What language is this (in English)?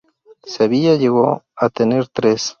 Spanish